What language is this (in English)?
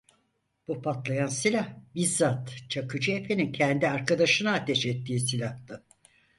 Turkish